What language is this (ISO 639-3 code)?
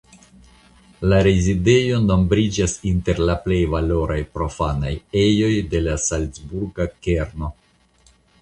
epo